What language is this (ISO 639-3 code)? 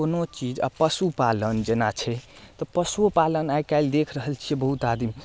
mai